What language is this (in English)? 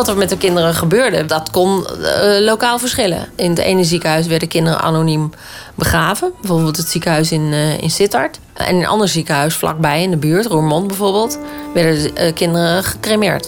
Dutch